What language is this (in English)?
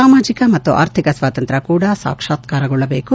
Kannada